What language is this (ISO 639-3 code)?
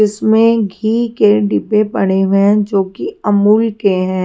hin